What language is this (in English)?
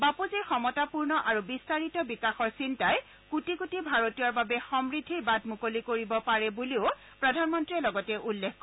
Assamese